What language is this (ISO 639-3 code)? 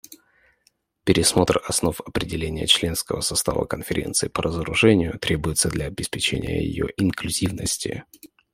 rus